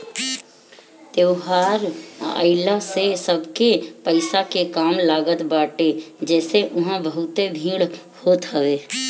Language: Bhojpuri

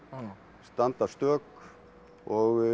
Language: Icelandic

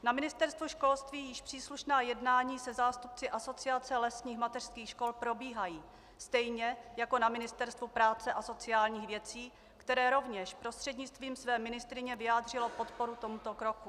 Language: Czech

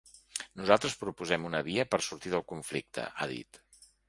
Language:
Catalan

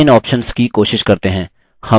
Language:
Hindi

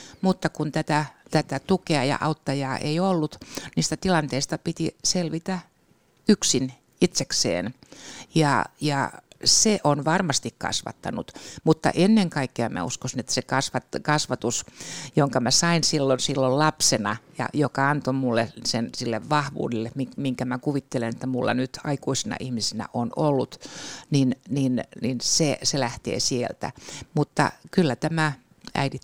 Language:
Finnish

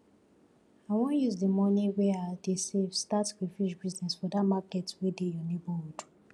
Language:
Nigerian Pidgin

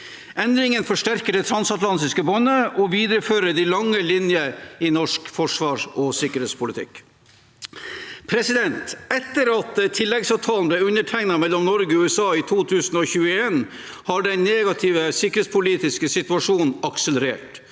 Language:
Norwegian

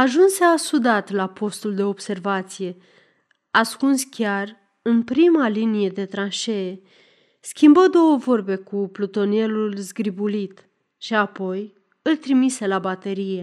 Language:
Romanian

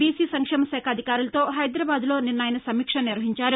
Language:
Telugu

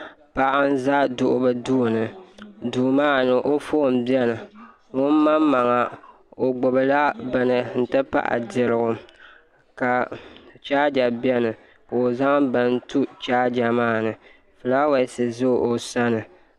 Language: Dagbani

